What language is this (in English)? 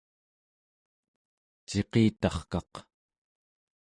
Central Yupik